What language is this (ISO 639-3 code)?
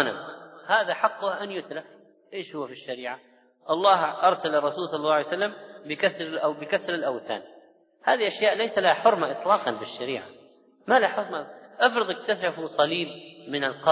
ara